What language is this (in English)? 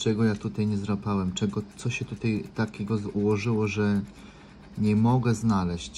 Polish